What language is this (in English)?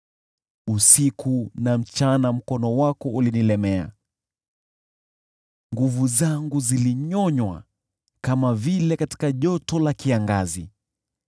Swahili